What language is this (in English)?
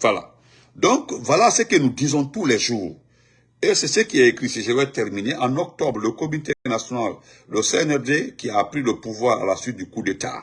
French